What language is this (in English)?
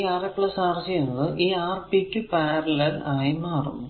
Malayalam